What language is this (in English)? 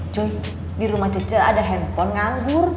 Indonesian